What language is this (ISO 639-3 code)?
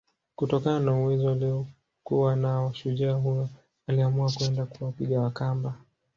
swa